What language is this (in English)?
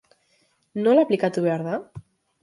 Basque